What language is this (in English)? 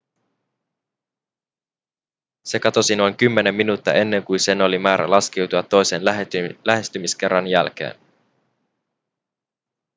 Finnish